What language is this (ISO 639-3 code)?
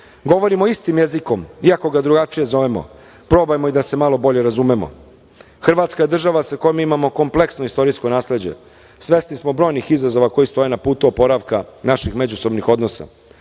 srp